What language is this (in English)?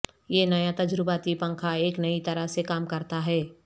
Urdu